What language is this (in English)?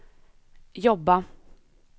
Swedish